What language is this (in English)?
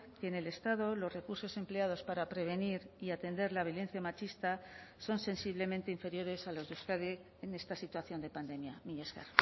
Spanish